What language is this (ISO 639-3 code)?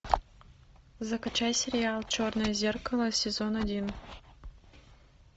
rus